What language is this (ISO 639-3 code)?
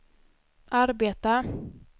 swe